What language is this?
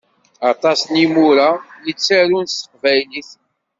Kabyle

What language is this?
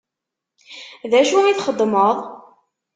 Kabyle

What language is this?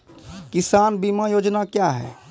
Maithili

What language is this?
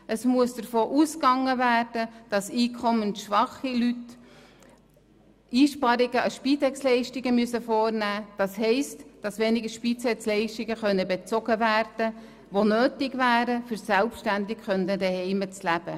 Swiss German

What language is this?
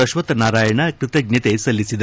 Kannada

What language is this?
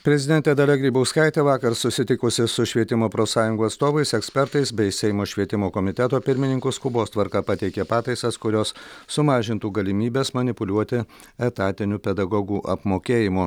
Lithuanian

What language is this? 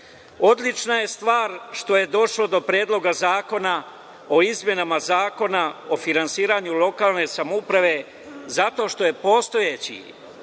Serbian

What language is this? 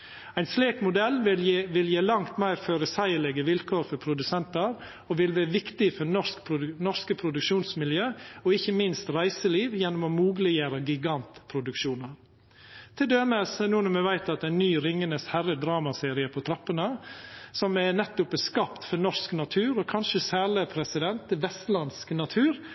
Norwegian Nynorsk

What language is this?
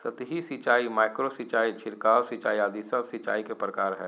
Magahi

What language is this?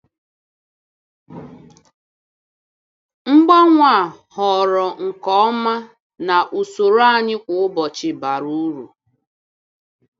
Igbo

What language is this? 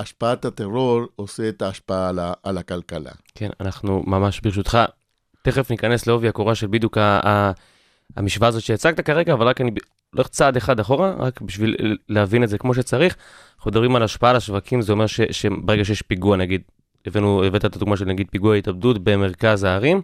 Hebrew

